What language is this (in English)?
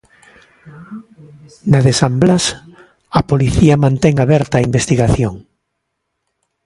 Galician